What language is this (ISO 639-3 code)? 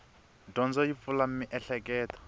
tso